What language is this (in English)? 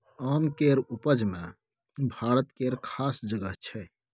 Maithili